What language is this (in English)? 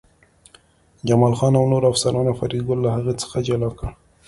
Pashto